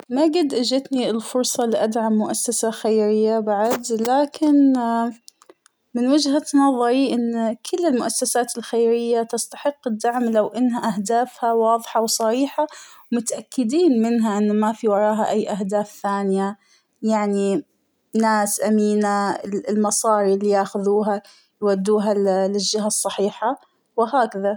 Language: Hijazi Arabic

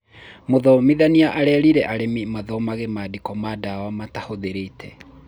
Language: Kikuyu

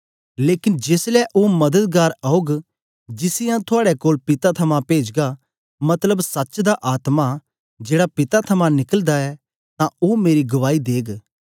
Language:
Dogri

